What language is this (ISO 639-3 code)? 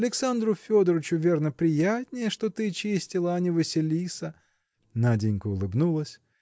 rus